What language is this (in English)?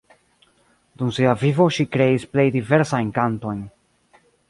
Esperanto